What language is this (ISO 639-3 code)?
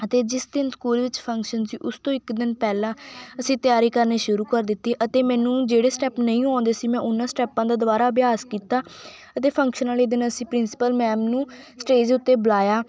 pan